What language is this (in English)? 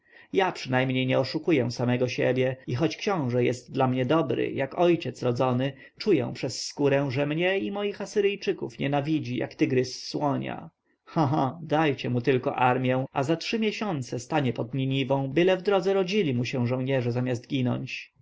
Polish